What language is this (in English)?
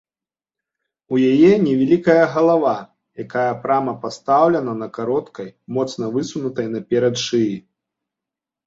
Belarusian